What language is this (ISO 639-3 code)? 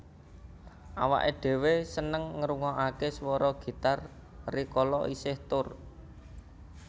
jav